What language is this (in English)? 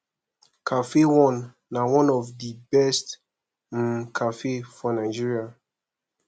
Nigerian Pidgin